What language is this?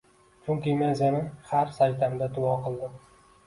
Uzbek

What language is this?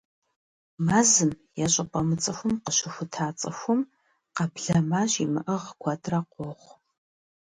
Kabardian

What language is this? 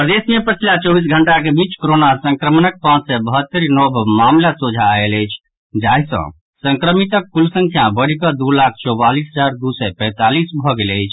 Maithili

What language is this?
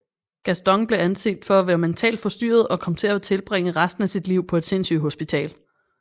Danish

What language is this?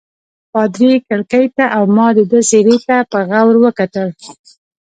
Pashto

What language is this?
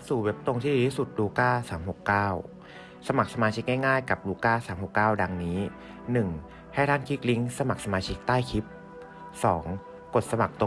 Thai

